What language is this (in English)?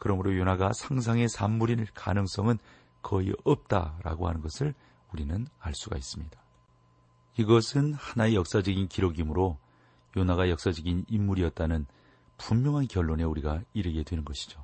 Korean